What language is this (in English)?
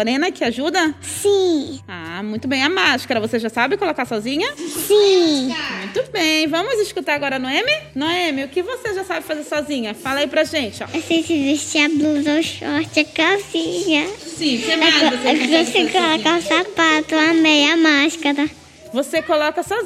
Portuguese